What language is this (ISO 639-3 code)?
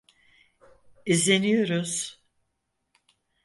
tur